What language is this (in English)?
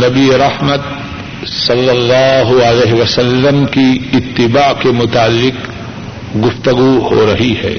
Urdu